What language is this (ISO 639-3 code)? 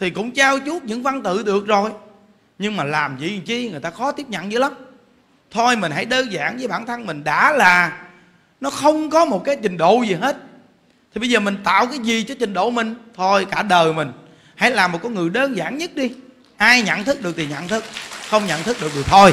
vie